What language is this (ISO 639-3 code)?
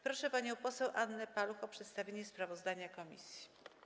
pol